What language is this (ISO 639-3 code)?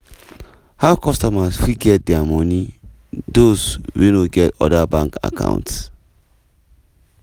pcm